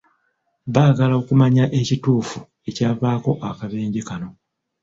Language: Ganda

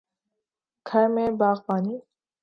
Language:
Urdu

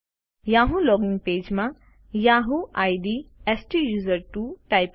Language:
Gujarati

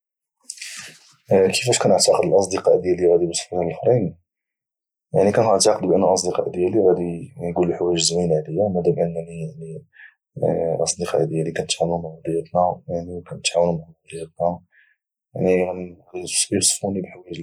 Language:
Moroccan Arabic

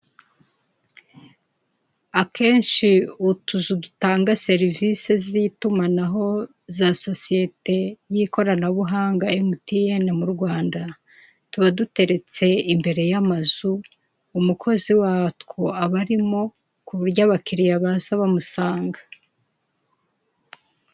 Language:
Kinyarwanda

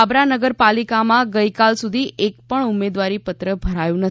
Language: Gujarati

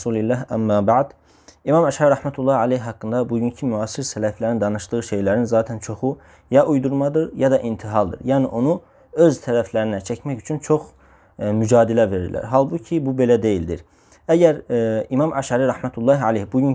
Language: Turkish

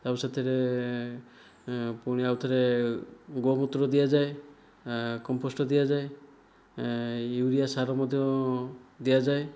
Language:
Odia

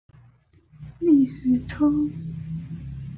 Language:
Chinese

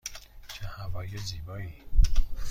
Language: Persian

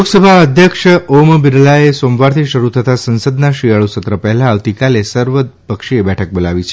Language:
Gujarati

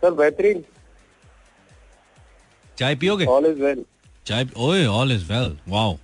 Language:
Hindi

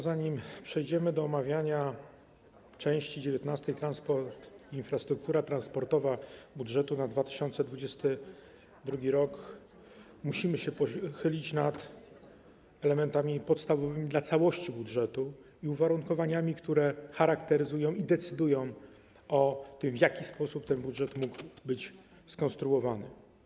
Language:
Polish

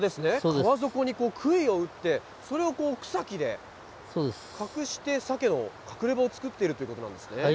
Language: Japanese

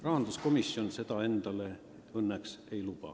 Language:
Estonian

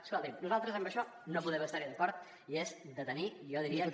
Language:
Catalan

